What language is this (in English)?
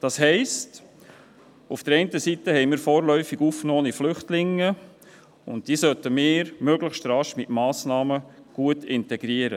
Swiss German